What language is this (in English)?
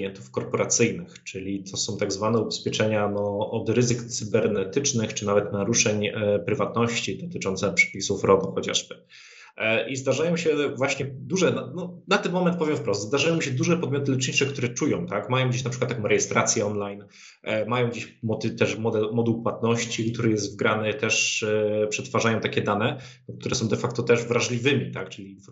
Polish